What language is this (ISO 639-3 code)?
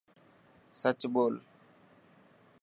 mki